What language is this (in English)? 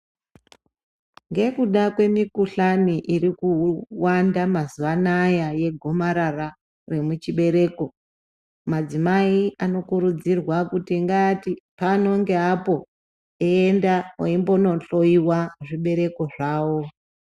Ndau